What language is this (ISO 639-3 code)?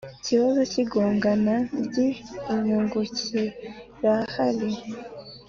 kin